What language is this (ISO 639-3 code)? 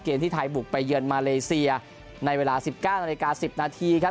tha